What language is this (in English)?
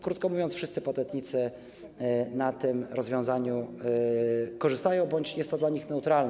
Polish